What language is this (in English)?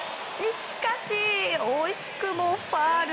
Japanese